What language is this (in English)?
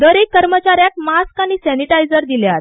Konkani